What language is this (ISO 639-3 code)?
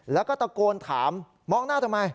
tha